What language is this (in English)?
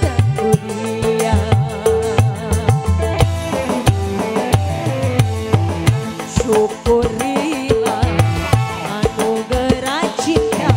Indonesian